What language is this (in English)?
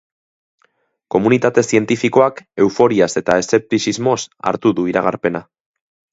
Basque